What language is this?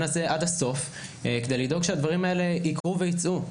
Hebrew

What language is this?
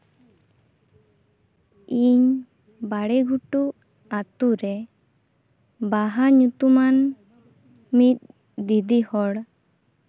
Santali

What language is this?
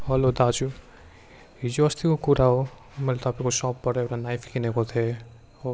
Nepali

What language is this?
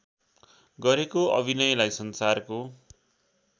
Nepali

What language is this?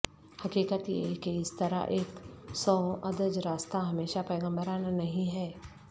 Urdu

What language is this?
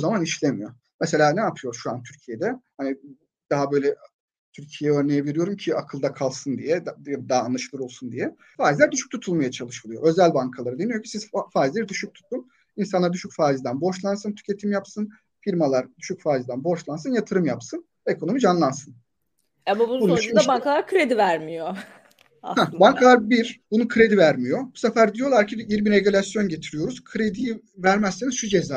Turkish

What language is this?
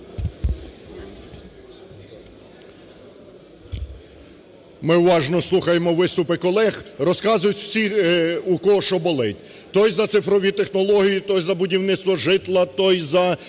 Ukrainian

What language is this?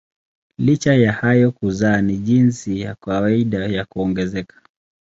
Swahili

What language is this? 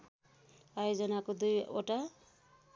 Nepali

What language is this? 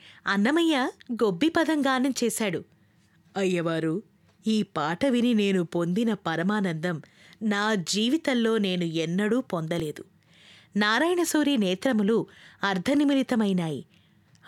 Telugu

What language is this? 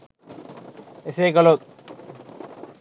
Sinhala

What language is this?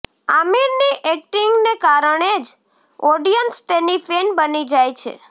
Gujarati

